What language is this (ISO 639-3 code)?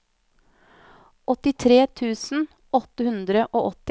nor